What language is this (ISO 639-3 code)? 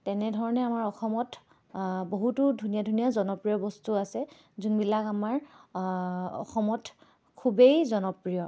asm